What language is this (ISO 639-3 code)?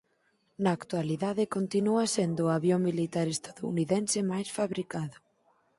glg